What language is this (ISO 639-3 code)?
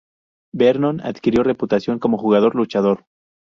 spa